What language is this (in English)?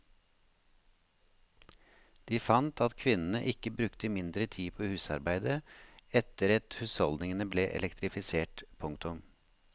Norwegian